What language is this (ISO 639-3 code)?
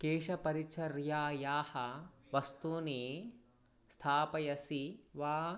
san